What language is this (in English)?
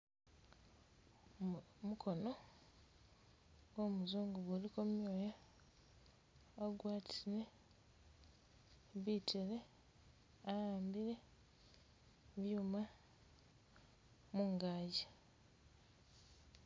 Masaaba